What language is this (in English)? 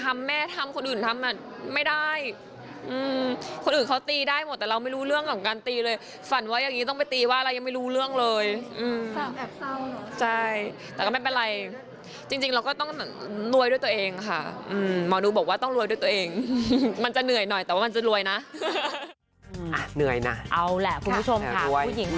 Thai